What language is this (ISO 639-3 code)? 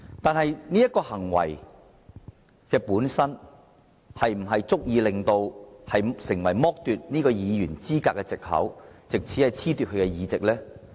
yue